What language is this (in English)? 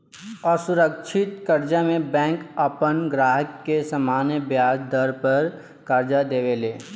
Bhojpuri